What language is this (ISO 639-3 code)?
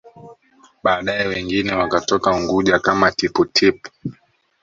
swa